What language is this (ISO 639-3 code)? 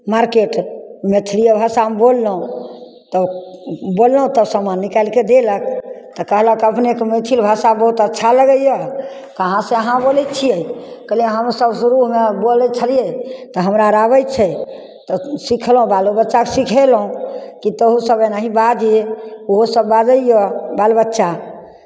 mai